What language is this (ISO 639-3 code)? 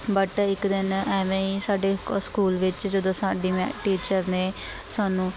pan